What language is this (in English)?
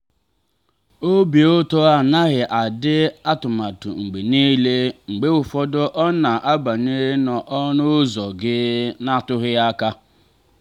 Igbo